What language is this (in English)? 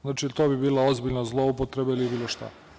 Serbian